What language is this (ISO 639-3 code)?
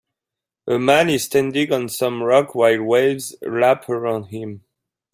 eng